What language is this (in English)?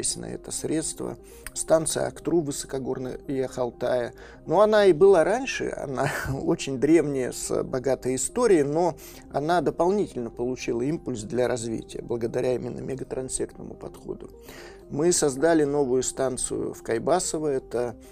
Russian